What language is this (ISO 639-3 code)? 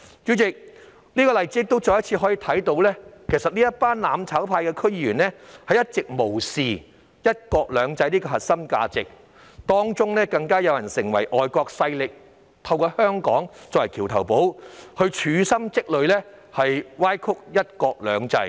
yue